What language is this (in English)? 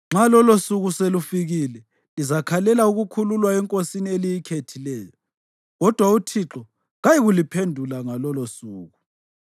North Ndebele